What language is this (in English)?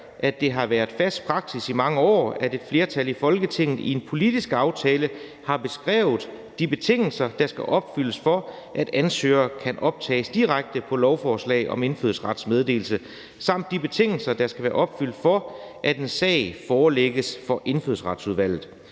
Danish